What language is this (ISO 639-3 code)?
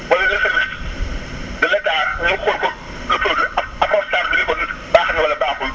wol